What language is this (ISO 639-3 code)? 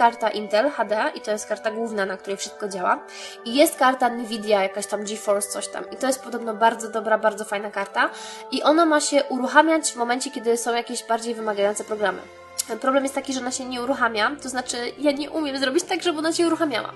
pol